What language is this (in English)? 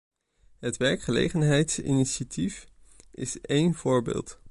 Dutch